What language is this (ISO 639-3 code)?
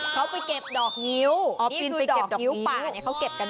tha